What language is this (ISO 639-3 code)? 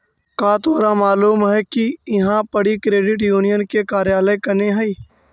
mag